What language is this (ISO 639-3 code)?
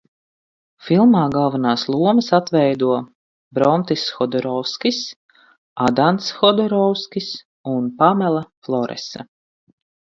lav